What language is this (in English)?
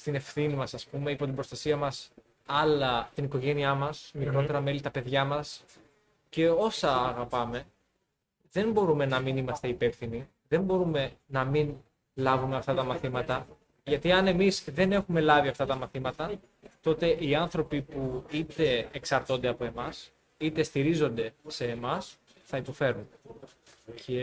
Greek